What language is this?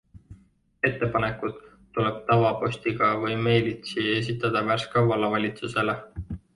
Estonian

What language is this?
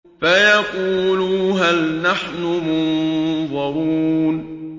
Arabic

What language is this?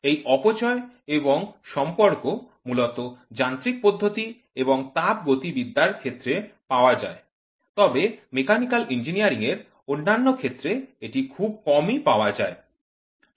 Bangla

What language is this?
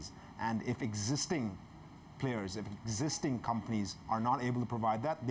Indonesian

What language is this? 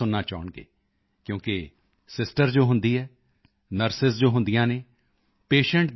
Punjabi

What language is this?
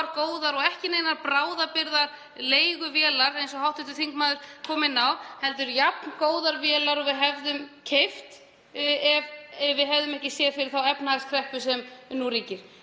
Icelandic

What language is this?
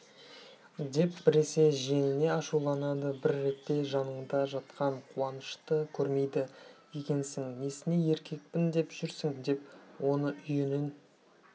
Kazakh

